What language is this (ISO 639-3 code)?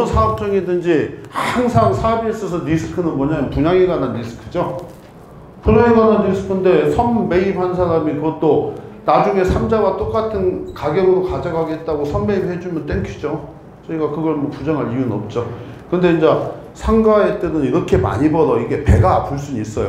kor